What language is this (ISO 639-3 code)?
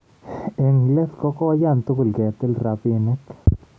kln